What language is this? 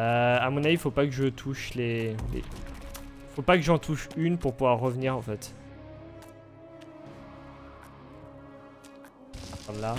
French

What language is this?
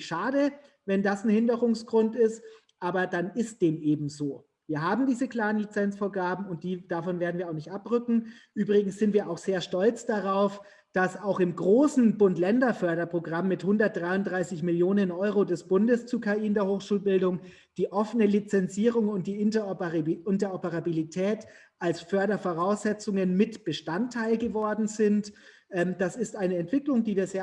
German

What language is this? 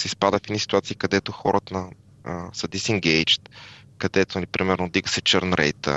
Bulgarian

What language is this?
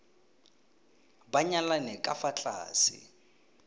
Tswana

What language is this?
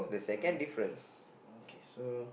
English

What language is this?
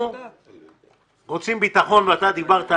Hebrew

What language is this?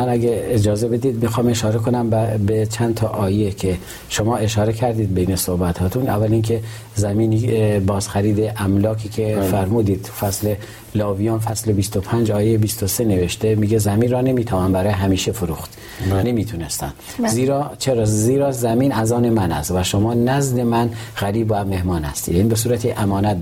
Persian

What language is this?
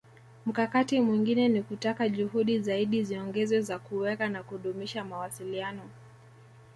Swahili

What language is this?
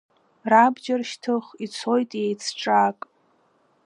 Abkhazian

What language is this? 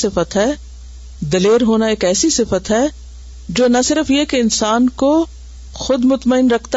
Urdu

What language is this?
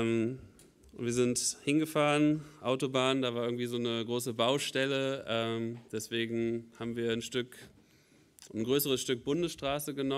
German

